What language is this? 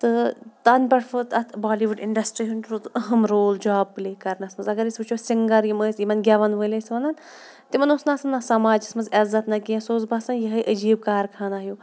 Kashmiri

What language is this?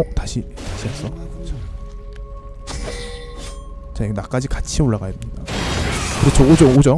Korean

